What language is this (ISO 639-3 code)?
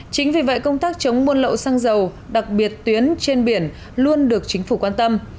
vie